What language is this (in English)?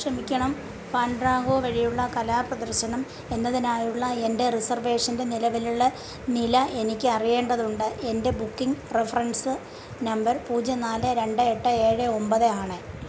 Malayalam